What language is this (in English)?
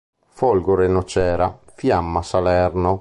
Italian